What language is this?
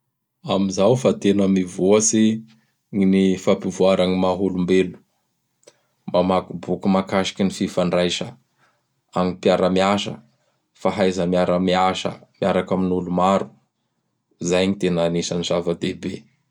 Bara Malagasy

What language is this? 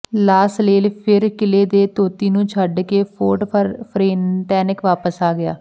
Punjabi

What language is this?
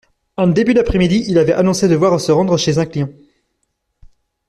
French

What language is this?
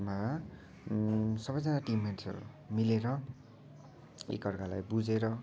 Nepali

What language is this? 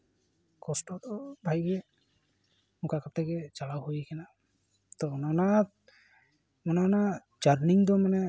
Santali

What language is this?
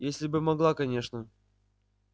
Russian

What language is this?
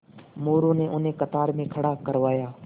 Hindi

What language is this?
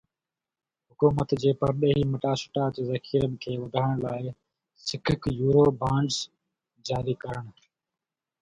Sindhi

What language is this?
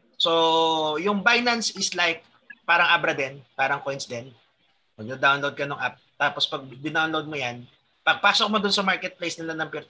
Filipino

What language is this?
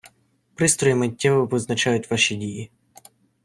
Ukrainian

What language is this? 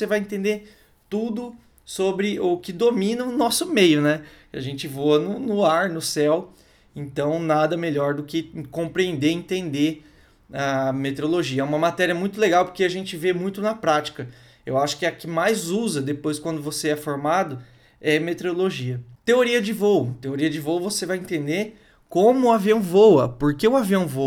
Portuguese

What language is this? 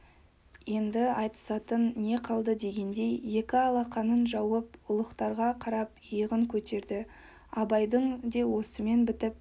Kazakh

